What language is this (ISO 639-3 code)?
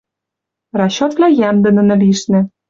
mrj